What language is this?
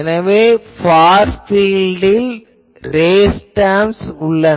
Tamil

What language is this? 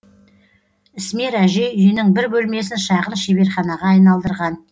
Kazakh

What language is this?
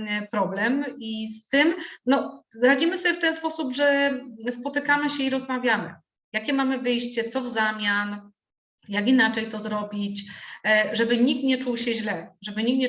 Polish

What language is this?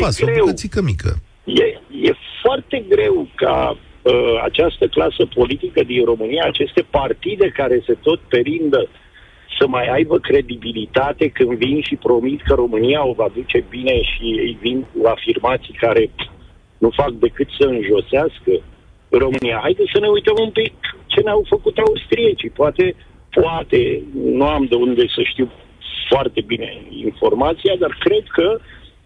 Romanian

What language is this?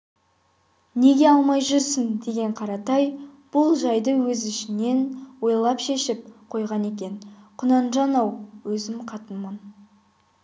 Kazakh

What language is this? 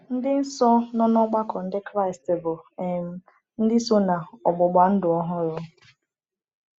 Igbo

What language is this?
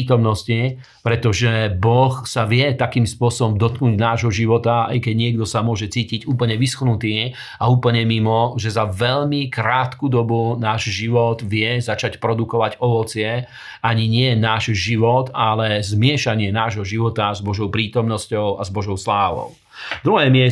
Slovak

